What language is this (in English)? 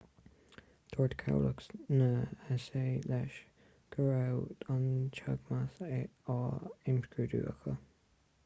Irish